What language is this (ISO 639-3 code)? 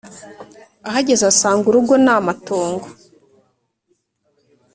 kin